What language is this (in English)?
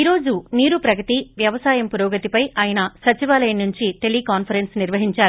Telugu